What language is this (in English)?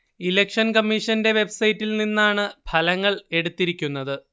Malayalam